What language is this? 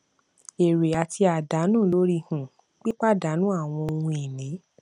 Yoruba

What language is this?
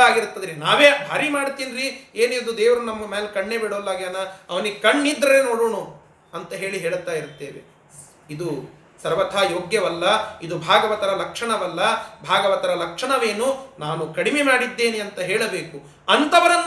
Kannada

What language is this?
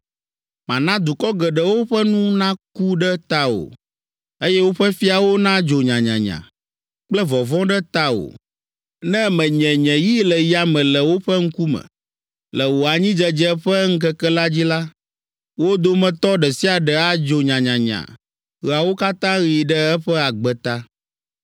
Ewe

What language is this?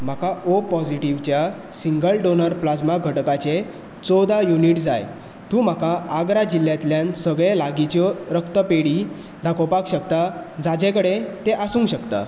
Konkani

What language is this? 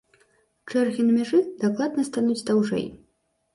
Belarusian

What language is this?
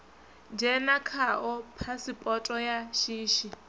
Venda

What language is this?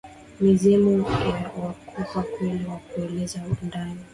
Swahili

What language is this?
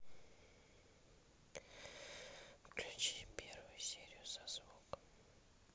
Russian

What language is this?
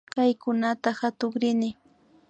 Imbabura Highland Quichua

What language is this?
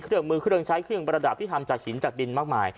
Thai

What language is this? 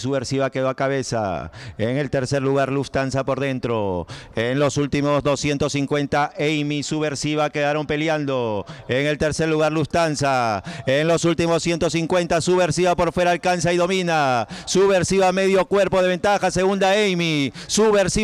Spanish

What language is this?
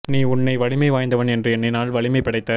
Tamil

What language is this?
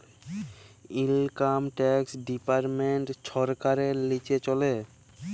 Bangla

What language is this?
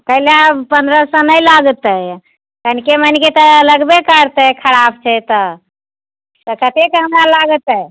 Maithili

